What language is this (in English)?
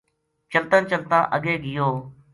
Gujari